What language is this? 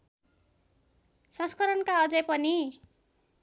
Nepali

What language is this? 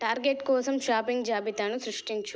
Telugu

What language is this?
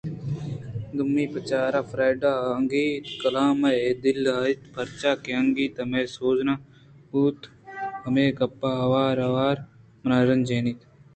Eastern Balochi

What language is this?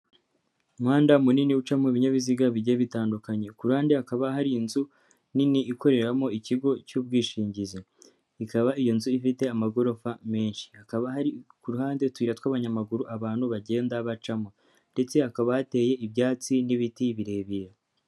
Kinyarwanda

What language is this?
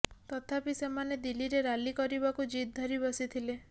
Odia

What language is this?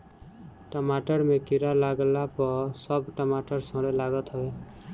Bhojpuri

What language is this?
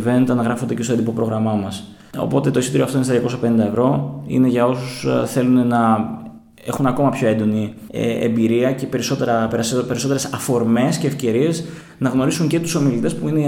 Greek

